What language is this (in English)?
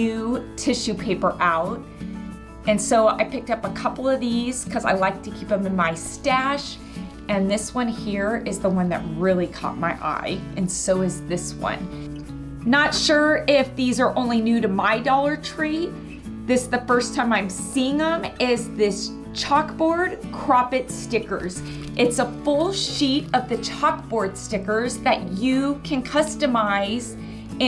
English